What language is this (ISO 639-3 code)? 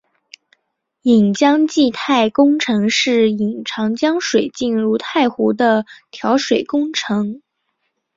zho